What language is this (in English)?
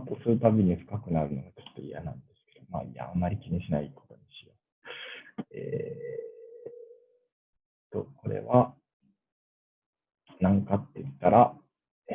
Japanese